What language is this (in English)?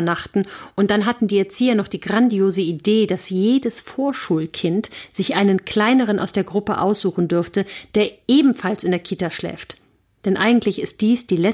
German